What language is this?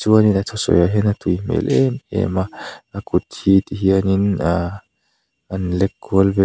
Mizo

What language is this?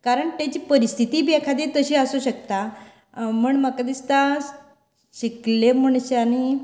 Konkani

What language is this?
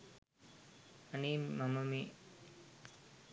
Sinhala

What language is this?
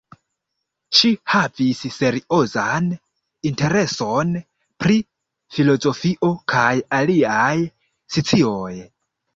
Esperanto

